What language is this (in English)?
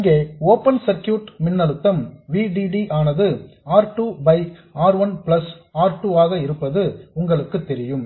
Tamil